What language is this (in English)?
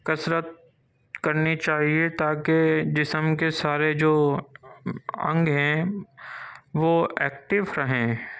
Urdu